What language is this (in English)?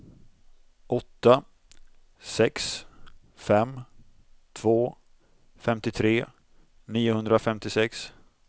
Swedish